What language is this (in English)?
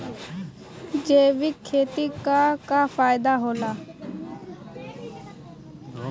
Bhojpuri